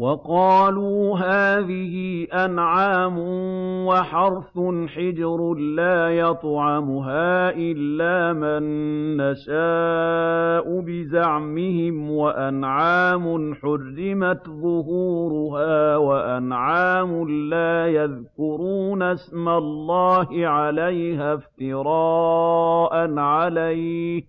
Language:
Arabic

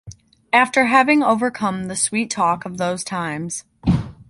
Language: English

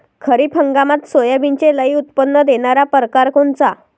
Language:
Marathi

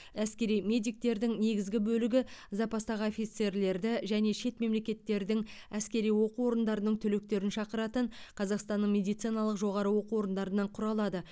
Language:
Kazakh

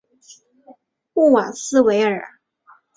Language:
Chinese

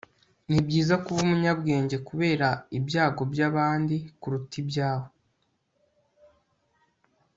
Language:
Kinyarwanda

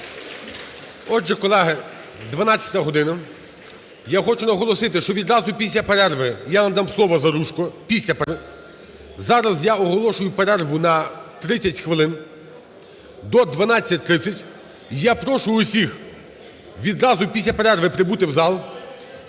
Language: Ukrainian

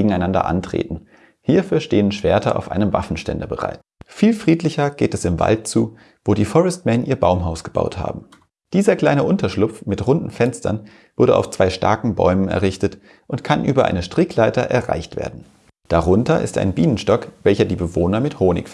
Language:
German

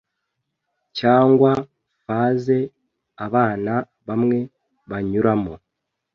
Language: Kinyarwanda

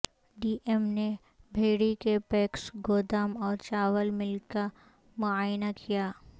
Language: Urdu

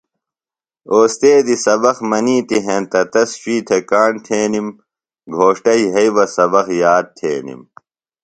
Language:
Phalura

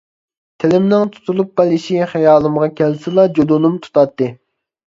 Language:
Uyghur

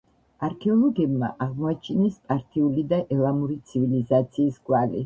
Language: Georgian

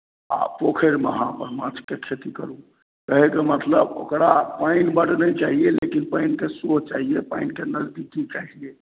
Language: Maithili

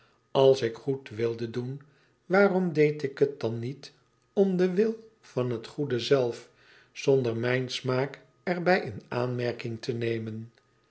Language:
Dutch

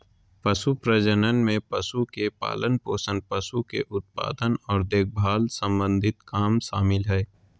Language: Magahi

